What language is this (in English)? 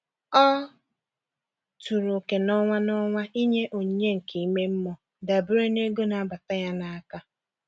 Igbo